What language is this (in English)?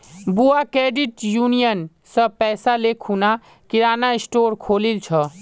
Magahi